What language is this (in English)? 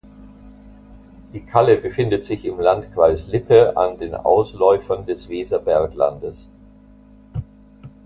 German